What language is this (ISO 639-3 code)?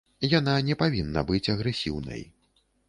bel